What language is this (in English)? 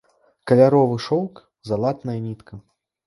Belarusian